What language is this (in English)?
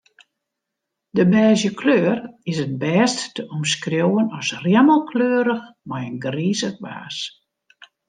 Western Frisian